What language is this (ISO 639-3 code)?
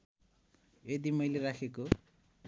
nep